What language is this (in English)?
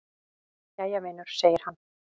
Icelandic